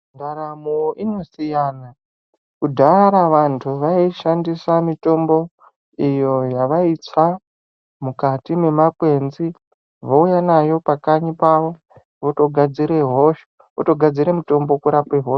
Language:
Ndau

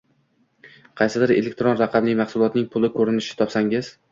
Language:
Uzbek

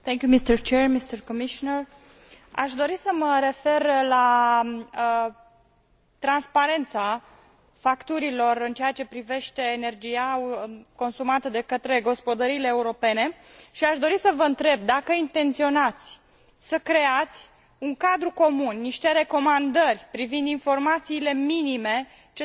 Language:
Romanian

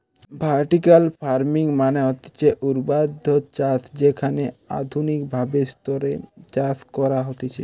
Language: Bangla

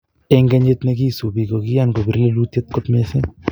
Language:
Kalenjin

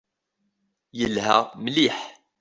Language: Kabyle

